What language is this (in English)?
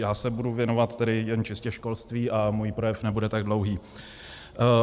Czech